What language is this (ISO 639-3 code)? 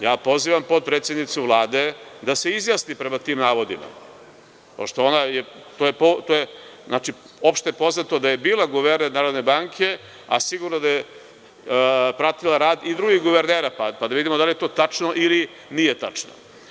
srp